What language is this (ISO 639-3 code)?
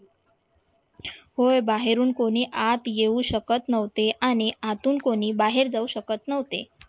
mar